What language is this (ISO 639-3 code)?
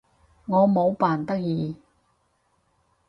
yue